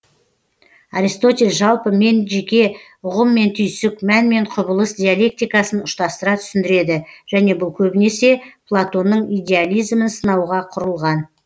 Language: Kazakh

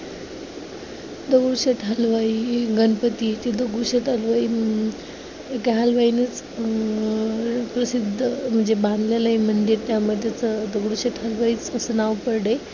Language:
Marathi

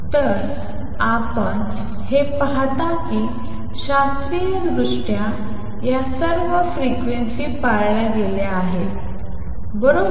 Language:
Marathi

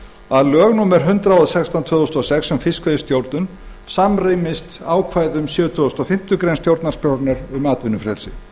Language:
Icelandic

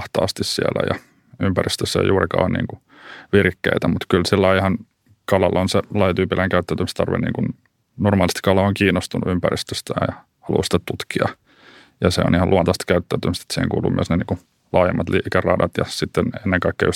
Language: Finnish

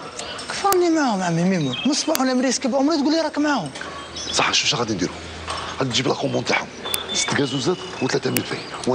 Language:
Arabic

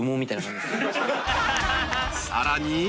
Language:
Japanese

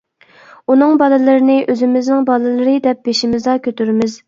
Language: Uyghur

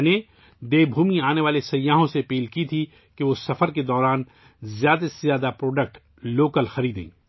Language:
Urdu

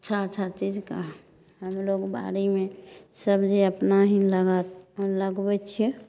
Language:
Maithili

